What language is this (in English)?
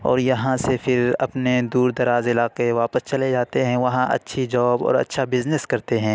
Urdu